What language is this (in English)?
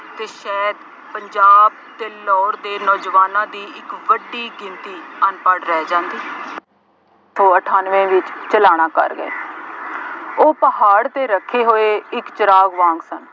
Punjabi